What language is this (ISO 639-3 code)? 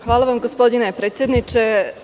srp